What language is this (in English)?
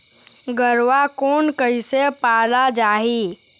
Chhattisgarhi